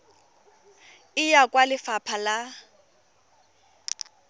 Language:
Tswana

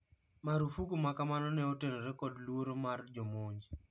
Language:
Luo (Kenya and Tanzania)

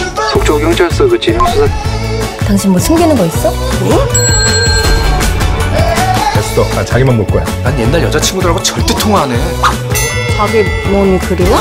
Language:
Korean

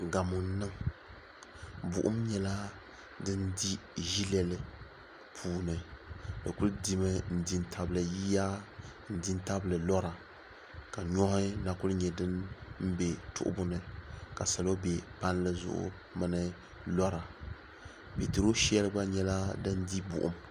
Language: Dagbani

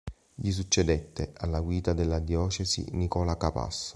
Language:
Italian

